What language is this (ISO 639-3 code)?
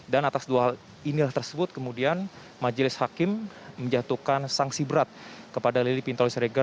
ind